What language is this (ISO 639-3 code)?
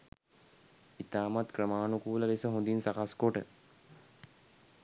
sin